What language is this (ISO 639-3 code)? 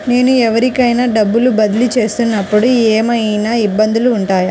tel